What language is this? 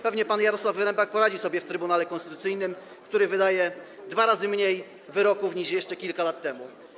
Polish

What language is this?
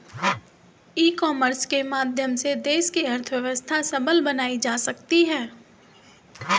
Hindi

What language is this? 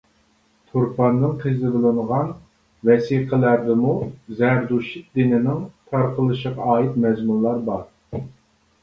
Uyghur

